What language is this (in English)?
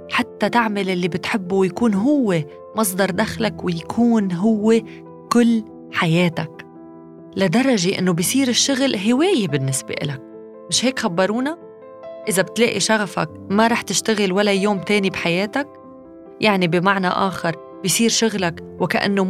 Arabic